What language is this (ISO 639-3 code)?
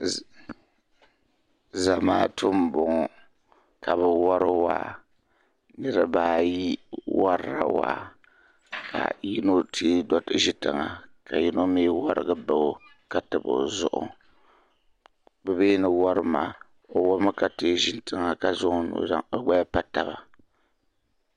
dag